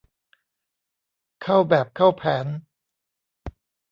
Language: Thai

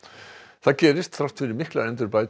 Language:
Icelandic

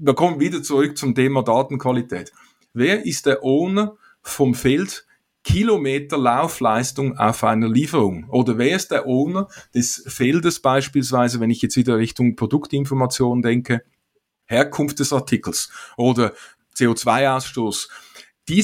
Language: German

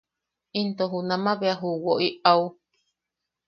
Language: Yaqui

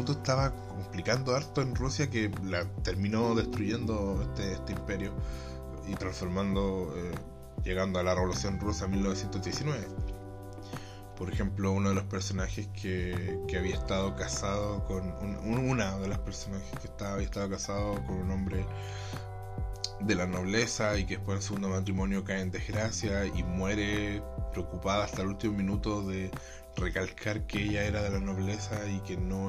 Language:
Spanish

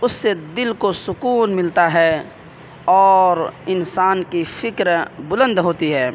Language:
Urdu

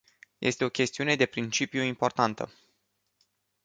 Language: Romanian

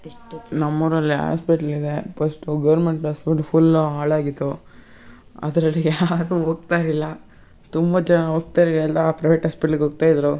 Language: Kannada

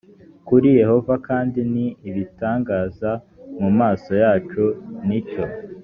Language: Kinyarwanda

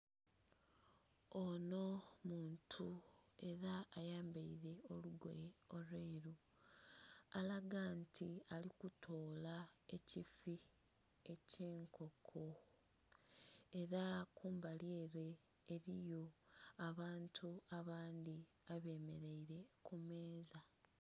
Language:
Soga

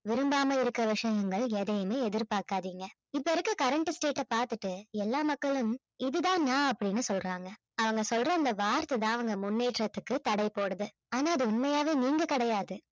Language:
Tamil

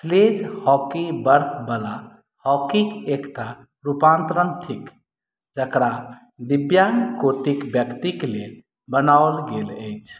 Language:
Maithili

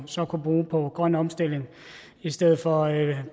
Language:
Danish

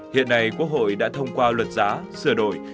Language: Vietnamese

